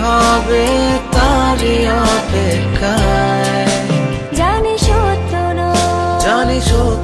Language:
English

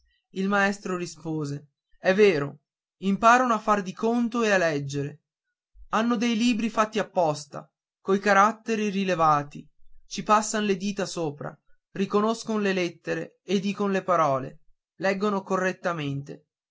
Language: Italian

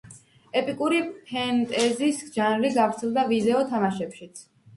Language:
Georgian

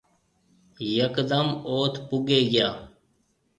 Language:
Marwari (Pakistan)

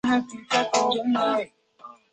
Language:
Chinese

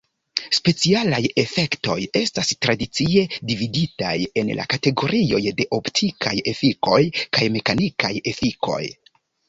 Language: Esperanto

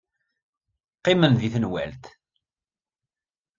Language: Kabyle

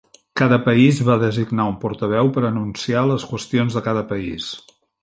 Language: Catalan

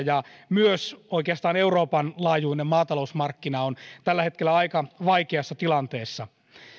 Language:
Finnish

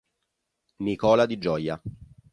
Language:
Italian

